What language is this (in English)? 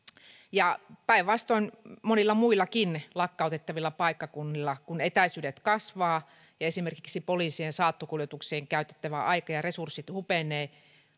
Finnish